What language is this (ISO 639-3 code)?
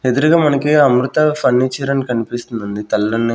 tel